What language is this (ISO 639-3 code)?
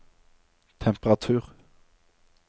nor